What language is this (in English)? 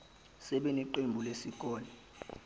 Zulu